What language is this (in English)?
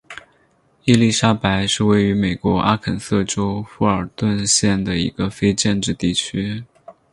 Chinese